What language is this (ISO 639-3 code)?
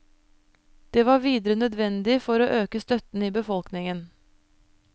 nor